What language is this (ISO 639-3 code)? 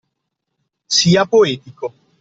ita